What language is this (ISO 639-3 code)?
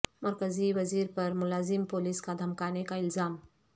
urd